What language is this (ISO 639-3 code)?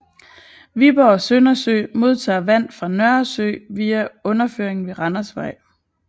dan